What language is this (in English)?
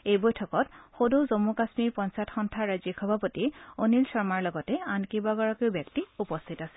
Assamese